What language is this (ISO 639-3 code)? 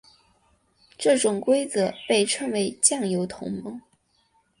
zho